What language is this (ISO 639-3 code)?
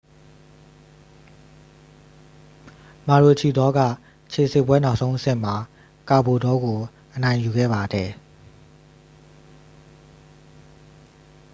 mya